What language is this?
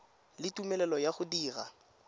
Tswana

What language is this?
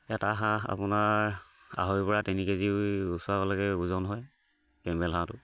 Assamese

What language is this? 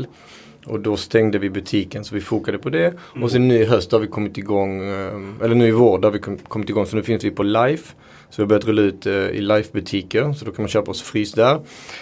Swedish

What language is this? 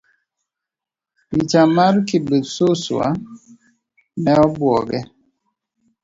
Luo (Kenya and Tanzania)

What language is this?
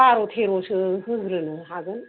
Bodo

